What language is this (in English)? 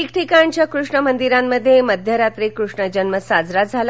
Marathi